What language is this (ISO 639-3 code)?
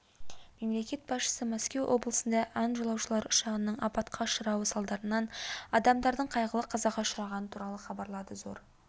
kaz